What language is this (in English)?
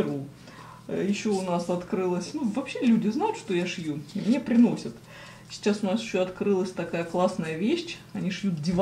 Russian